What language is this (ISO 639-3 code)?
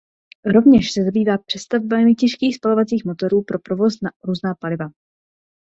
ces